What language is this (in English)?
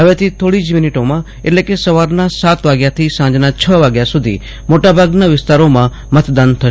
Gujarati